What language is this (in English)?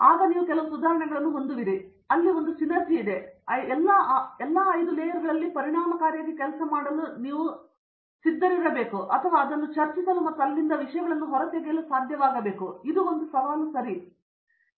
Kannada